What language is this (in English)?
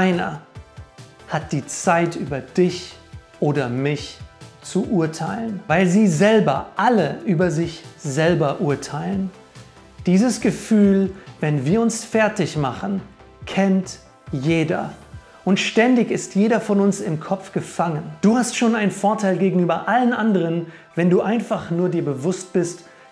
German